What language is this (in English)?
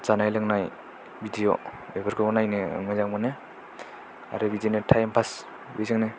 Bodo